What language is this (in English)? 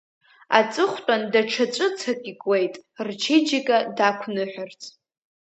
Abkhazian